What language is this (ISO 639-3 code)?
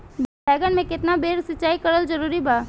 bho